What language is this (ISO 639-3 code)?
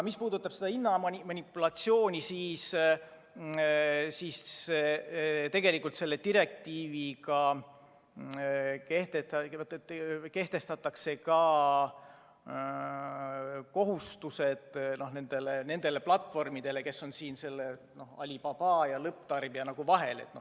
est